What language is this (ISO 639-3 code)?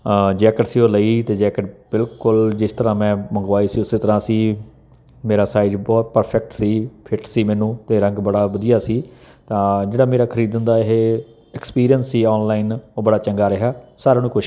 pan